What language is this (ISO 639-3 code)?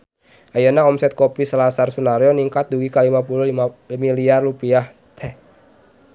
sun